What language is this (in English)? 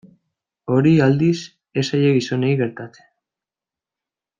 Basque